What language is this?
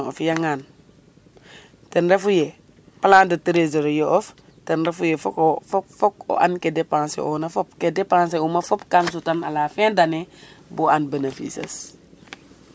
Serer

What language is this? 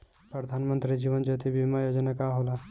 Bhojpuri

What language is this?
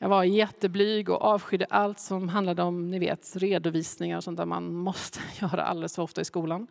Swedish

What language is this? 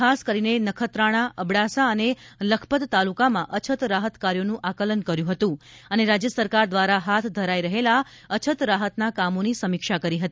Gujarati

